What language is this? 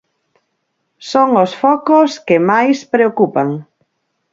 Galician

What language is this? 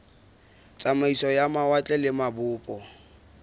Southern Sotho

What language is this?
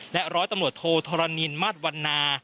Thai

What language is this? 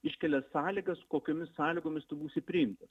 Lithuanian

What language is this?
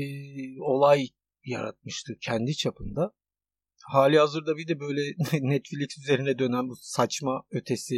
Turkish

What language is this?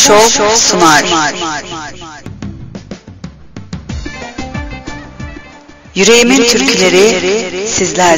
Turkish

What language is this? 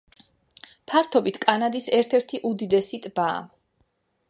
Georgian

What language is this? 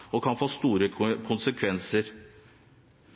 Norwegian Bokmål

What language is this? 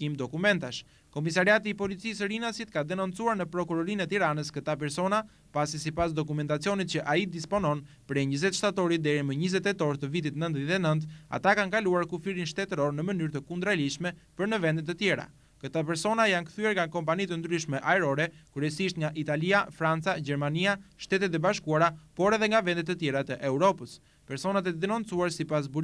Romanian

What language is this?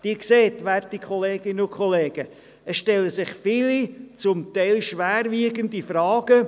Swiss German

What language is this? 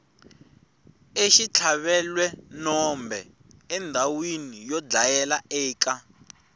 Tsonga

